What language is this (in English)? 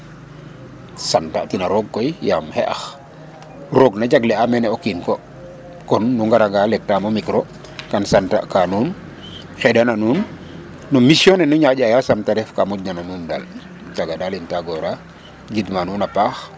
Serer